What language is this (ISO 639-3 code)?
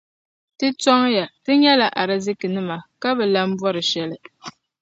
dag